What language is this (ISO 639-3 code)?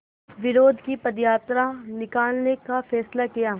hin